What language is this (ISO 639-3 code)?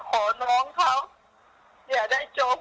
tha